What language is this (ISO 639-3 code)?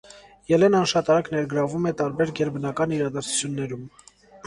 hye